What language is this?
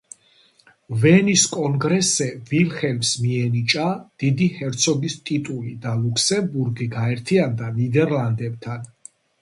Georgian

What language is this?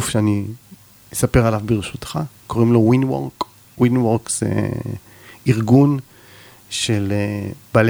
Hebrew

